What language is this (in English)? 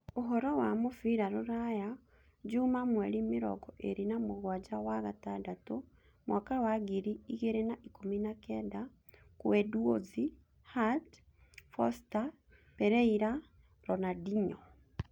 Kikuyu